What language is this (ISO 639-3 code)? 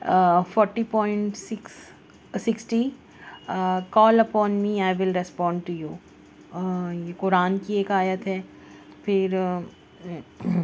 urd